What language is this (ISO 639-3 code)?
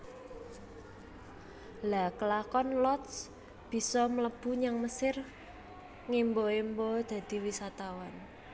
jav